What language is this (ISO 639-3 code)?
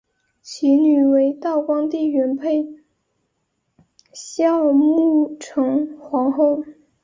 zho